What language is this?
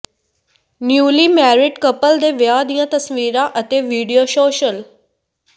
Punjabi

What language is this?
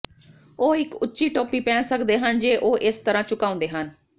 Punjabi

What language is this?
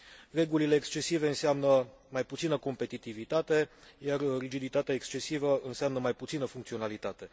Romanian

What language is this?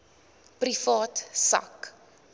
Afrikaans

